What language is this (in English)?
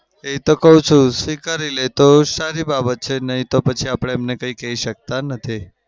Gujarati